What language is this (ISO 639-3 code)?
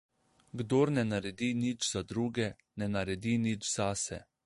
slv